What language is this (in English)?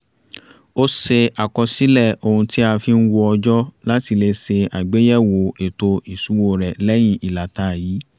Yoruba